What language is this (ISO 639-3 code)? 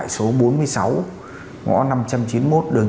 vie